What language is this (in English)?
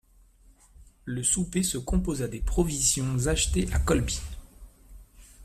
French